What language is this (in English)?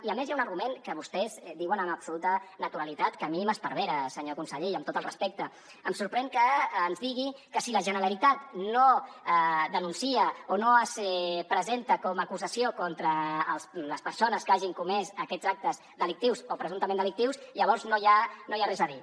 Catalan